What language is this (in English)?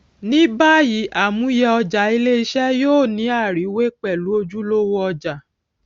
Yoruba